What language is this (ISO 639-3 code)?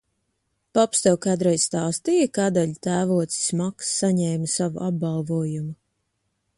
lav